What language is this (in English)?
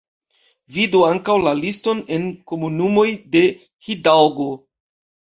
Esperanto